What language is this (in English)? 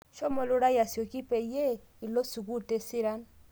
Masai